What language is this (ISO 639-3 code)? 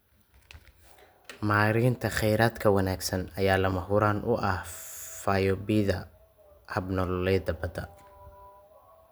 som